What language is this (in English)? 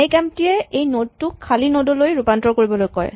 Assamese